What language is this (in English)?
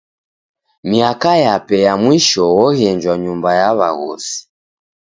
Taita